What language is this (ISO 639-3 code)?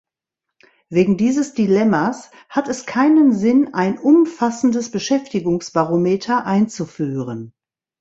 deu